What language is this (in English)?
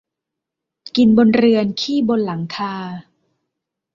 Thai